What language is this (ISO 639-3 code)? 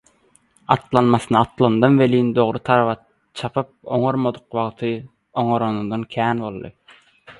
tuk